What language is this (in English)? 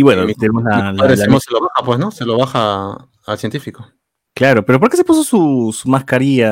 Spanish